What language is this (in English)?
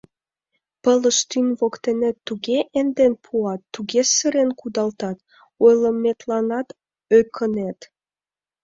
Mari